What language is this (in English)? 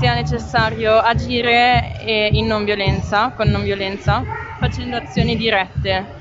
Italian